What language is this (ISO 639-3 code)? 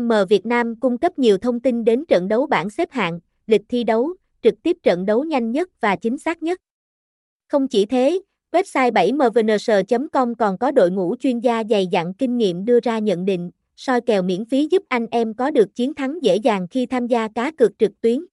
vie